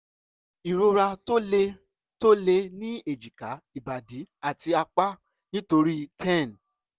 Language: Yoruba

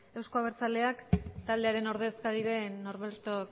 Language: Basque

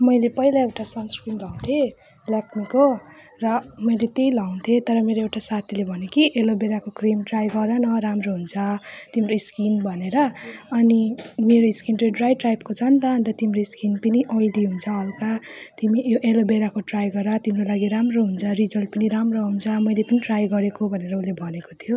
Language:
Nepali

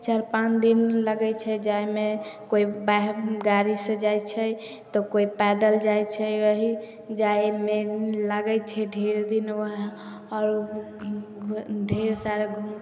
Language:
Maithili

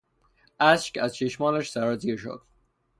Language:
Persian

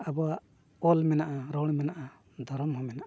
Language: Santali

